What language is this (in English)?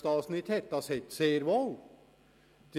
Swiss German